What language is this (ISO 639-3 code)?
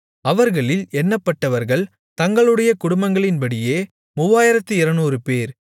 tam